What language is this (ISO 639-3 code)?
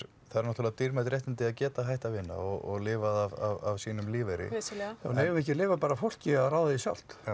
isl